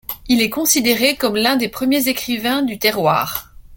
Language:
French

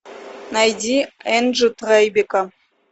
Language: Russian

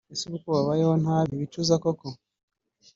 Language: Kinyarwanda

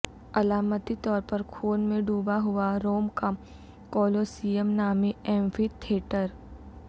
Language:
Urdu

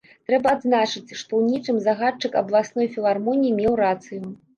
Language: Belarusian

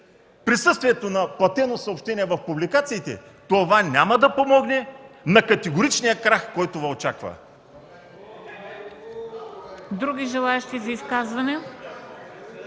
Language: Bulgarian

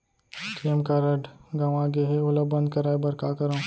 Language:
Chhattisgarhi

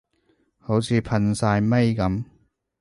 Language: Cantonese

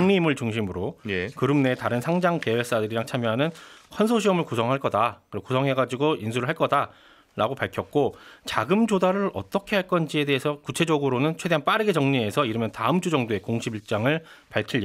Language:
Korean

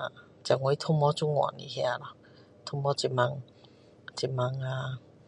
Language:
Min Dong Chinese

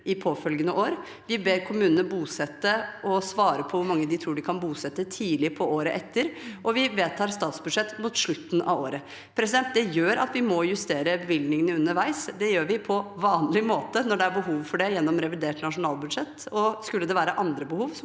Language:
Norwegian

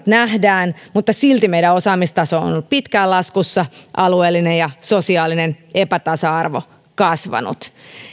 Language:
Finnish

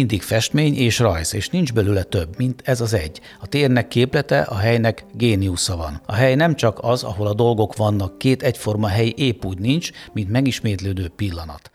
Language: Hungarian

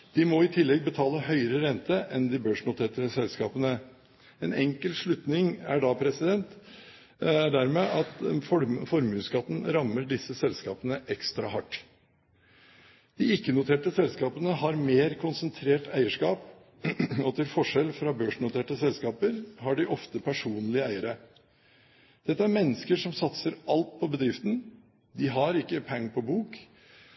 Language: Norwegian Bokmål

